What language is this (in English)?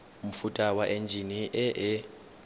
Tswana